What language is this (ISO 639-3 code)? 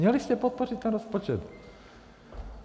ces